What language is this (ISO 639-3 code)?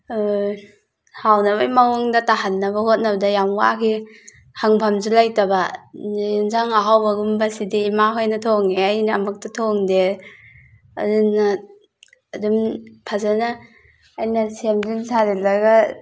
mni